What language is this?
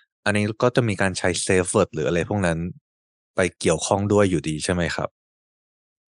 Thai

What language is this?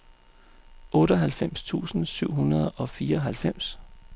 Danish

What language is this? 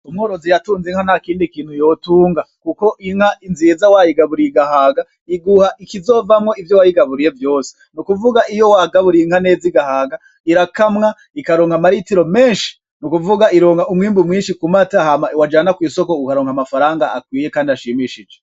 Rundi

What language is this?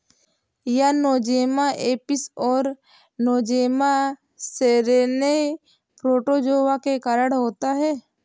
Hindi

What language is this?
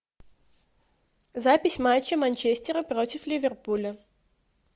Russian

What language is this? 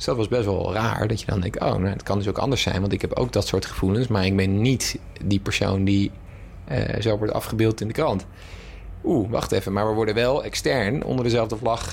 Dutch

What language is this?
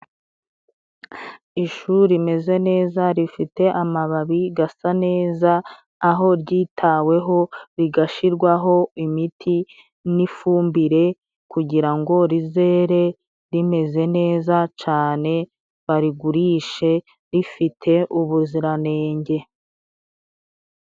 Kinyarwanda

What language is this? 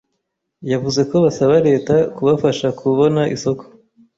Kinyarwanda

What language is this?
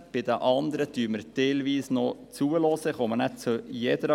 Swiss German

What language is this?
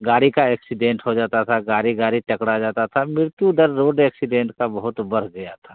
Hindi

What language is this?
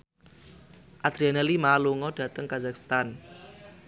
Javanese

